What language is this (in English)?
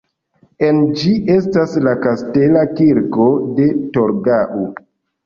Esperanto